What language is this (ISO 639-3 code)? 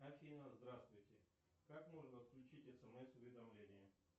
rus